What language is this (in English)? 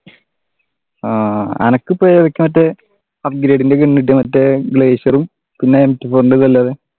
Malayalam